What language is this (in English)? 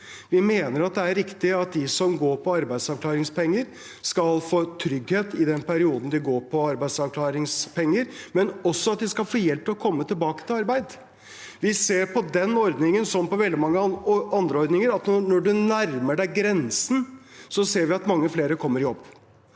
Norwegian